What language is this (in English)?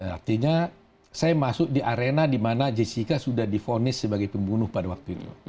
Indonesian